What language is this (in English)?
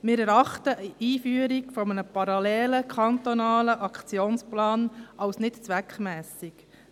Swiss German